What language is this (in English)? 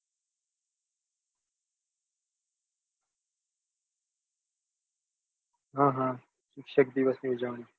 Gujarati